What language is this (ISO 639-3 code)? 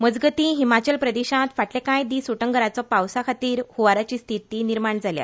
kok